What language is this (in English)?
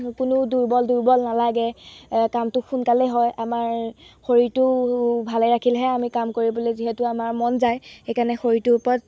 Assamese